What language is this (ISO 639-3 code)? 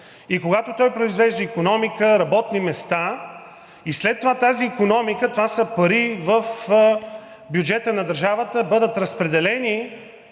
bul